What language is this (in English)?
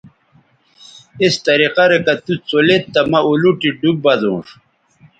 Bateri